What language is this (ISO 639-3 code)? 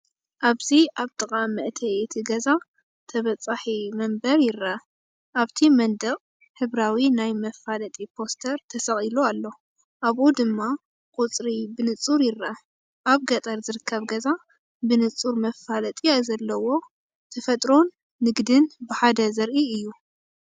tir